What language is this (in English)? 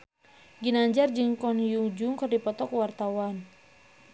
Sundanese